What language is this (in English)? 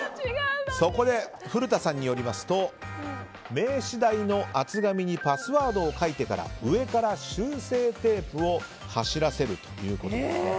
Japanese